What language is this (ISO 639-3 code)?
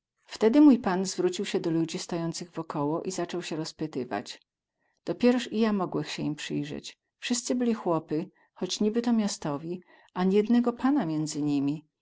pol